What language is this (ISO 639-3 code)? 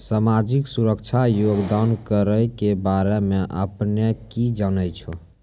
mai